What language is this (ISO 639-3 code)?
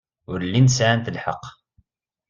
kab